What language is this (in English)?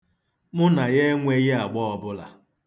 Igbo